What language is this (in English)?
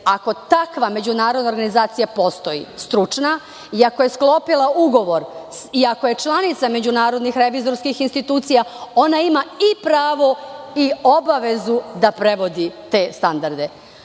Serbian